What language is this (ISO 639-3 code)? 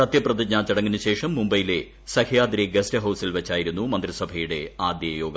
mal